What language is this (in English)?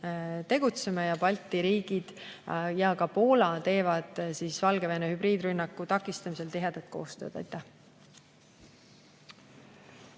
Estonian